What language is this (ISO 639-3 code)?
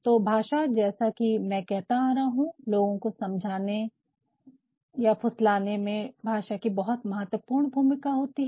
hin